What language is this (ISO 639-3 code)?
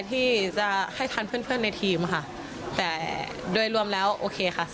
tha